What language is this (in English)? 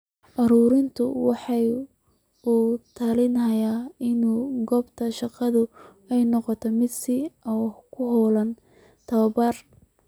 Somali